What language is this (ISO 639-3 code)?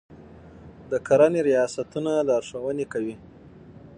pus